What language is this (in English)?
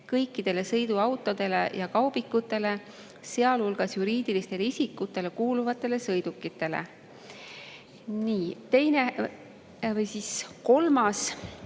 Estonian